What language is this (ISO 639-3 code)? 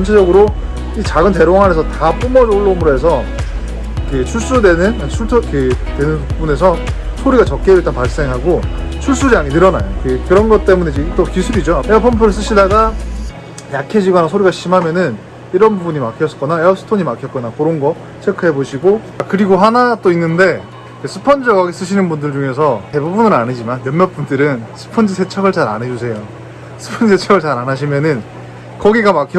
kor